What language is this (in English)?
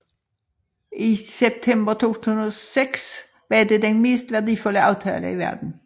Danish